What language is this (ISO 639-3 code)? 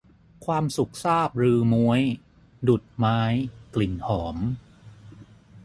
tha